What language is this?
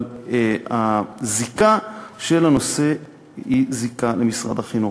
Hebrew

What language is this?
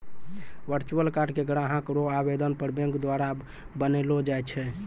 Maithili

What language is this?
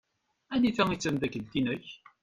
Kabyle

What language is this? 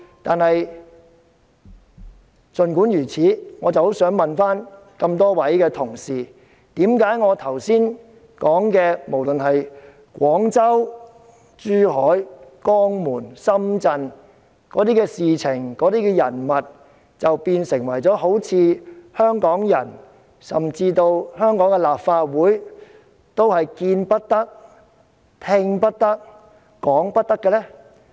Cantonese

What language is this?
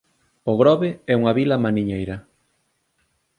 Galician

